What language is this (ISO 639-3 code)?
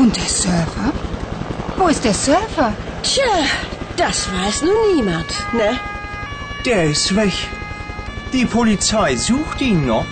hrv